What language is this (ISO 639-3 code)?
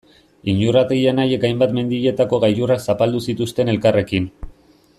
eus